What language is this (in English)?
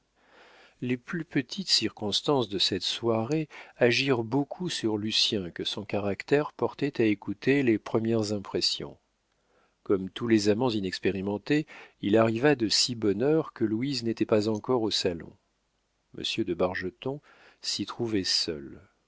French